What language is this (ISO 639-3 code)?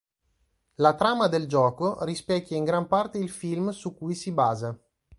ita